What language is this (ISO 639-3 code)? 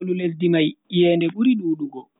fui